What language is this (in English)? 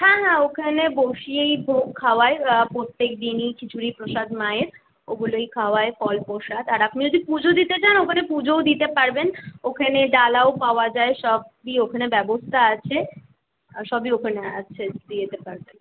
Bangla